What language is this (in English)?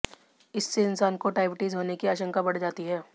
Hindi